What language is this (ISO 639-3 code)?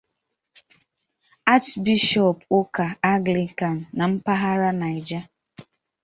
ibo